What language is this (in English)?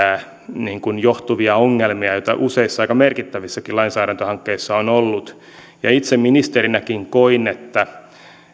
Finnish